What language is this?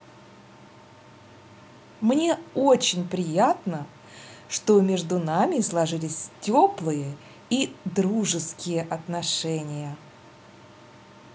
Russian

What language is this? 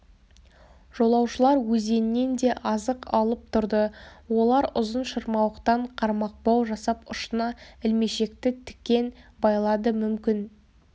Kazakh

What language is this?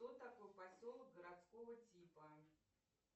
Russian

